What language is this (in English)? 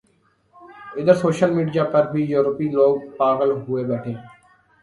Urdu